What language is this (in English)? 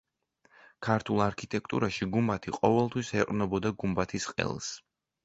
Georgian